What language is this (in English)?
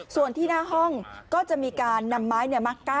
Thai